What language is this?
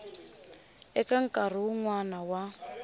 Tsonga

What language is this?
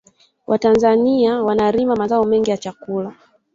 Swahili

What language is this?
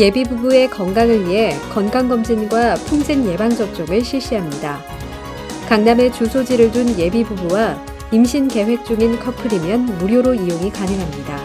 Korean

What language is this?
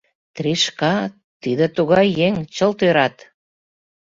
Mari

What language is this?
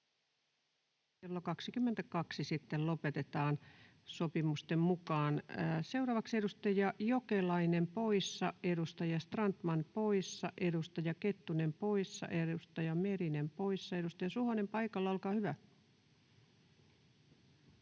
Finnish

